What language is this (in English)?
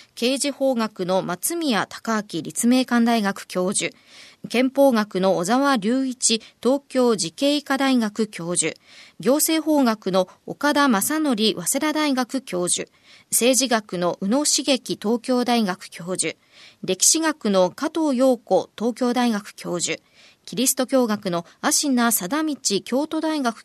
Japanese